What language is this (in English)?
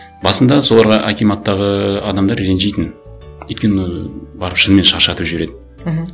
Kazakh